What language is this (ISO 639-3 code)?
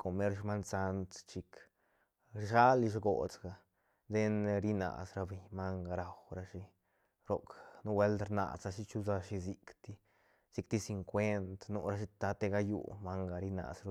ztn